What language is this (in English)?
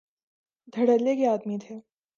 Urdu